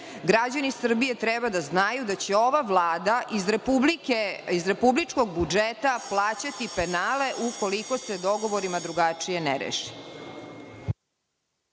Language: Serbian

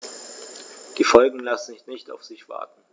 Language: German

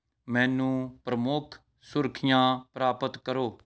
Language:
Punjabi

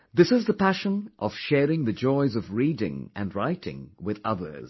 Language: English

